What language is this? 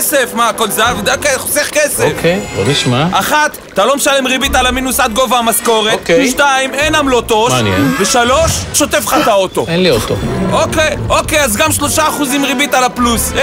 Hebrew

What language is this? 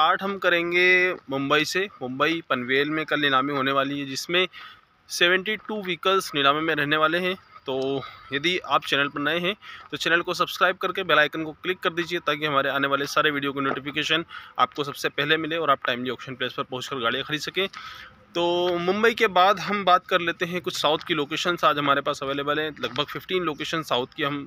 Hindi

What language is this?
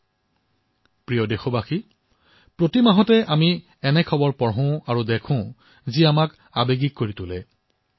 Assamese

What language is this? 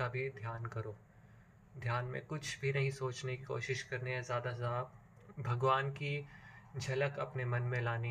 Hindi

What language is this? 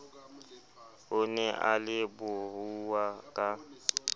Southern Sotho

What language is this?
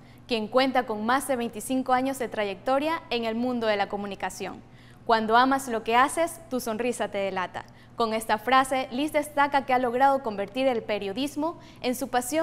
Spanish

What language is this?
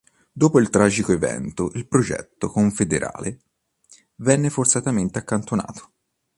Italian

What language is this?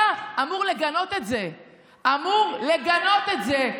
Hebrew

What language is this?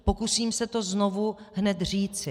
Czech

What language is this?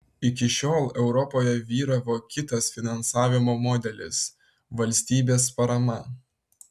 Lithuanian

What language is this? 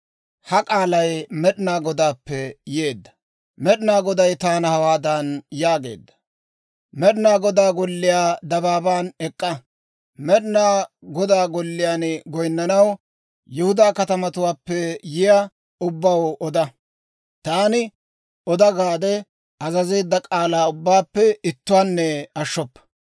Dawro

